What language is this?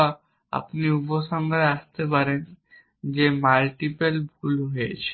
Bangla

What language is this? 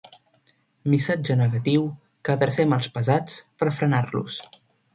Catalan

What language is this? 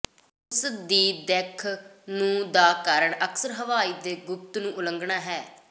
Punjabi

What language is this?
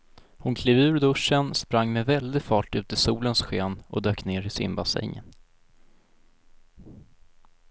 Swedish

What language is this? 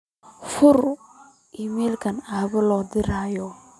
Somali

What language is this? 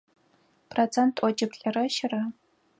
Adyghe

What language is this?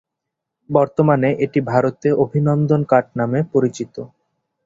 Bangla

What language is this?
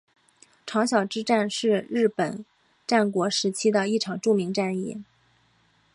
Chinese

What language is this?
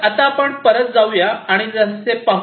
Marathi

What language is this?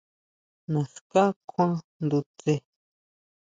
Huautla Mazatec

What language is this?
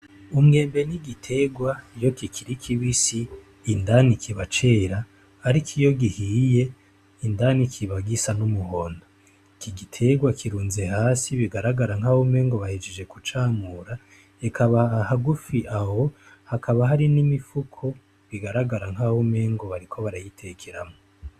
Rundi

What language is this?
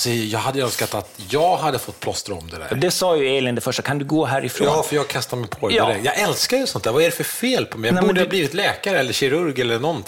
Swedish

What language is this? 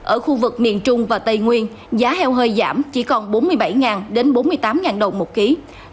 Vietnamese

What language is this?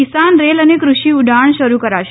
Gujarati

